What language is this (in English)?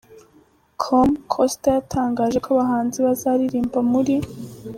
Kinyarwanda